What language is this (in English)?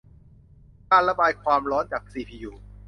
Thai